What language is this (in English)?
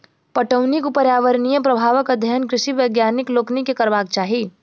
Maithili